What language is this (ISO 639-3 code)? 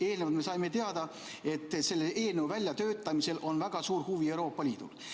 est